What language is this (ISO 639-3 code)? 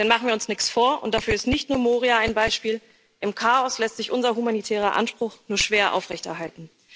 deu